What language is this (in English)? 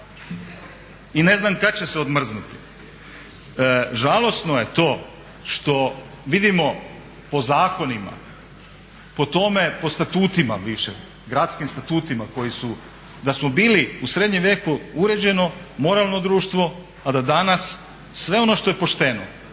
Croatian